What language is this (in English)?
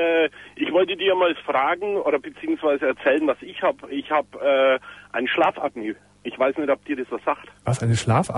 German